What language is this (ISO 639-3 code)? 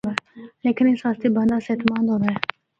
hno